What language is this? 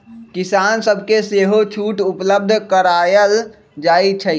Magahi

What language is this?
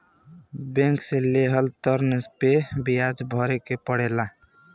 Bhojpuri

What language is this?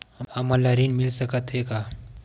Chhattisgarhi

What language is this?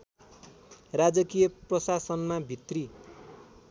Nepali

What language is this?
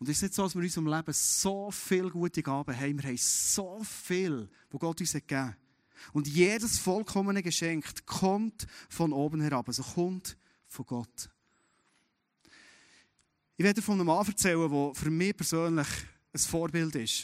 German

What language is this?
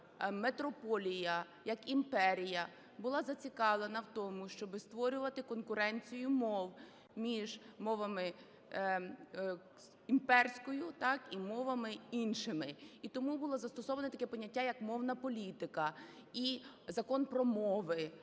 Ukrainian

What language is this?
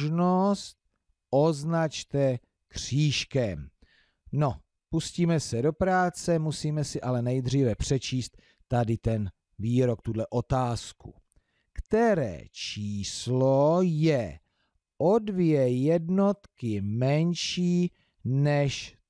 Czech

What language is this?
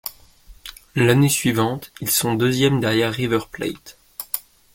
French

